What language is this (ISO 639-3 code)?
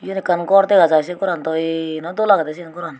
ccp